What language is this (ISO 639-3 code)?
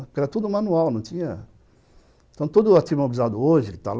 por